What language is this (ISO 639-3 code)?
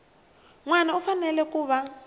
tso